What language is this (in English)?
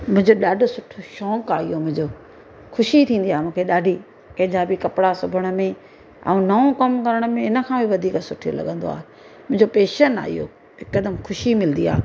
Sindhi